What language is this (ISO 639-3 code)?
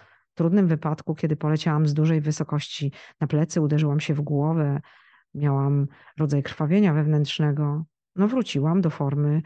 pol